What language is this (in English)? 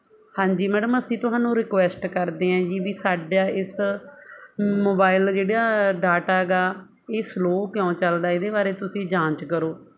Punjabi